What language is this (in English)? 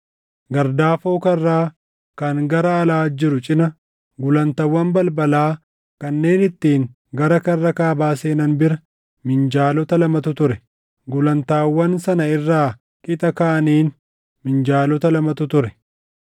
Oromo